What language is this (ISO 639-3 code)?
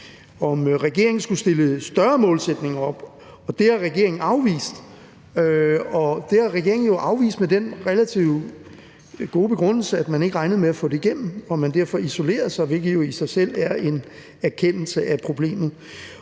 dan